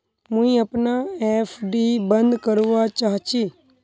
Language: Magahi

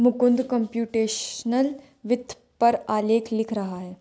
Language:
Hindi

